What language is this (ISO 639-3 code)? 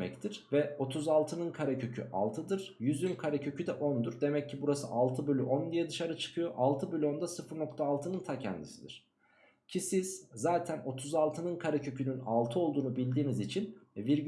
tur